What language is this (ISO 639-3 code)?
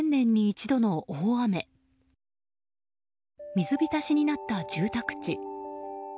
jpn